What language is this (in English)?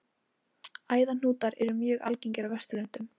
Icelandic